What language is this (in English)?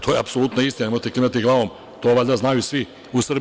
Serbian